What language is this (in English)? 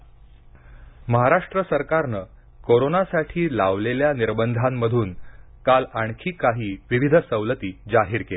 Marathi